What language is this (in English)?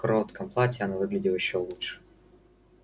Russian